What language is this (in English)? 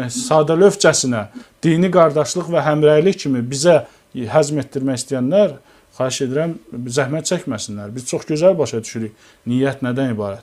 Turkish